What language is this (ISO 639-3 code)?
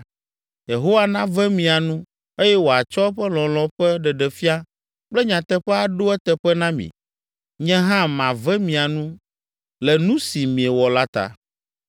ewe